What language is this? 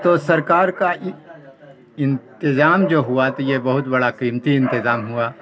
Urdu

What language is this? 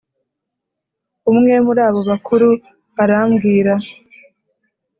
Kinyarwanda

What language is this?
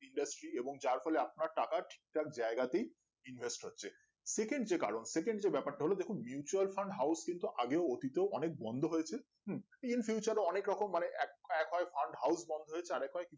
Bangla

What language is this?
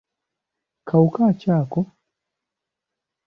Ganda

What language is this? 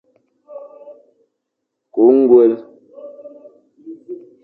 Fang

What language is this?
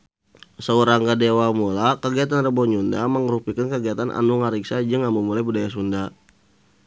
Sundanese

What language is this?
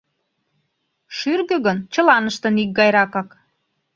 Mari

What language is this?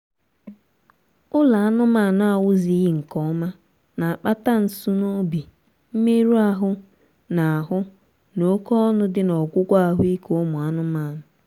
Igbo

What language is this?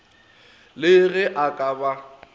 Northern Sotho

